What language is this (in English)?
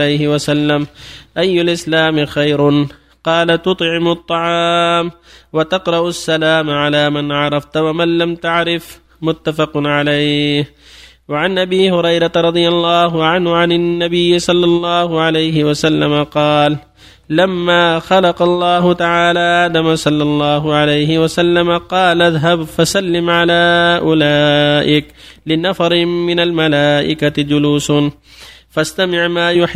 Arabic